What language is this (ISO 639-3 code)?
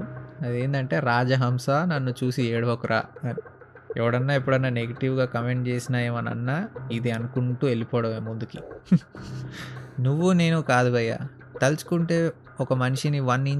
tel